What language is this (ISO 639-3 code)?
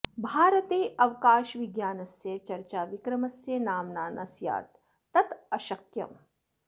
san